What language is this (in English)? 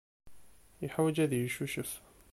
Kabyle